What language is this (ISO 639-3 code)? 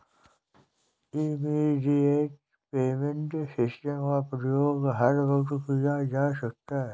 hin